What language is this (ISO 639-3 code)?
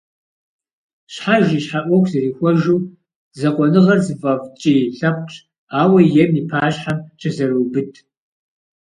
kbd